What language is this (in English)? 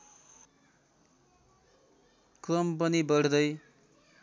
Nepali